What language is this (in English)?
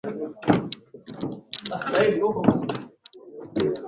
Swahili